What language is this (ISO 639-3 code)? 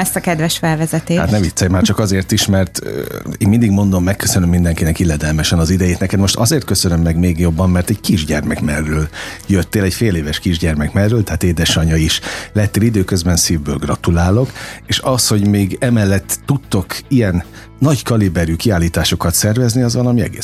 hun